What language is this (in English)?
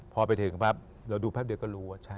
Thai